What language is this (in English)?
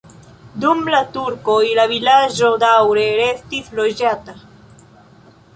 Esperanto